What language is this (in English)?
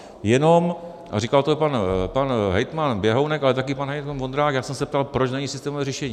Czech